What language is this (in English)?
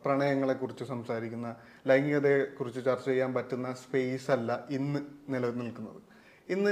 Malayalam